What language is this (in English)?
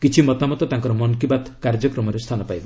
Odia